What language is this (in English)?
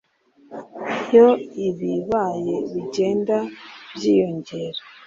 Kinyarwanda